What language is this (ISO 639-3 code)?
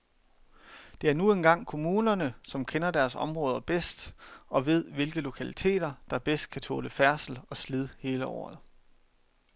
dan